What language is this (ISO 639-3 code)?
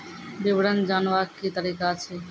mai